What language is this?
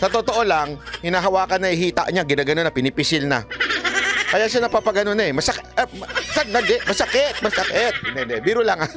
Filipino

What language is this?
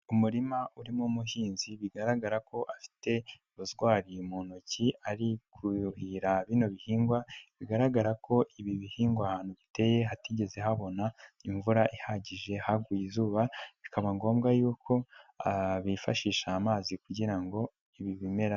Kinyarwanda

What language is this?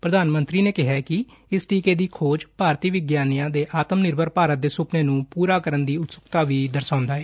Punjabi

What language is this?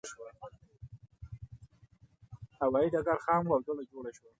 Pashto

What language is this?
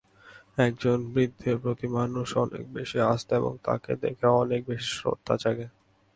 Bangla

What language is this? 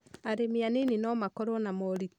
Kikuyu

